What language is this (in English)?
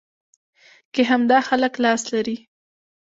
Pashto